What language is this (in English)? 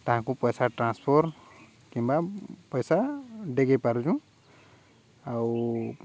Odia